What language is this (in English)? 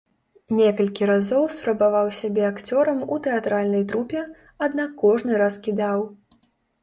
Belarusian